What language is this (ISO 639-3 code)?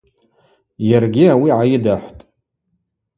abq